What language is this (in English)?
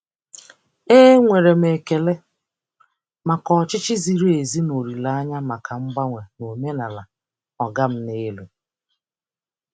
Igbo